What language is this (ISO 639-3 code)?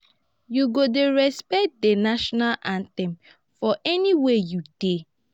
pcm